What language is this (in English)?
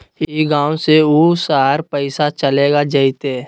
Magahi